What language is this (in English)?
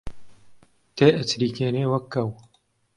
Central Kurdish